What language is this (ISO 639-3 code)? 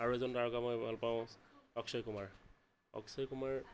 asm